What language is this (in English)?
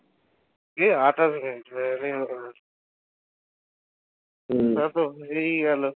Bangla